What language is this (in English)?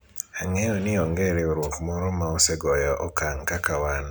Luo (Kenya and Tanzania)